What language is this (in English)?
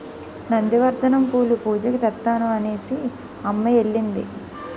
Telugu